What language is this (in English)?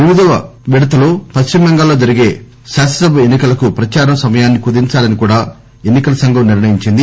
Telugu